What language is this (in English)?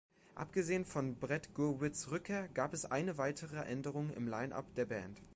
German